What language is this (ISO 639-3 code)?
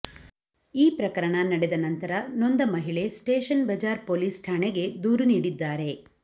kan